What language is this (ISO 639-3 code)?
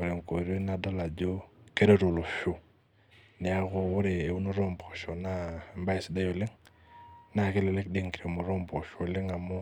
mas